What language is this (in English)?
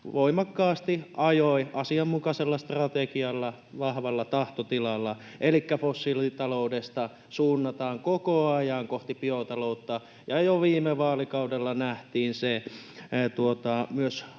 Finnish